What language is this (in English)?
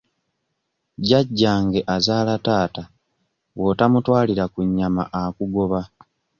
Ganda